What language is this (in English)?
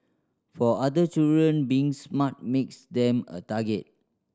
English